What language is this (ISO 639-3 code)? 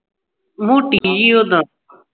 pan